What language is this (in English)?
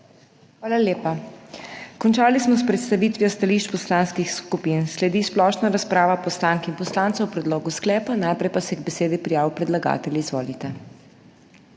Slovenian